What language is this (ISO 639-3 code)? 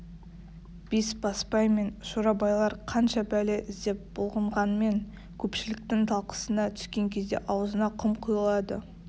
kaz